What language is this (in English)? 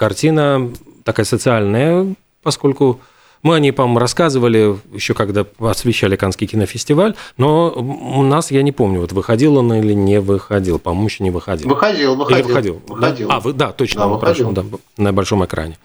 Russian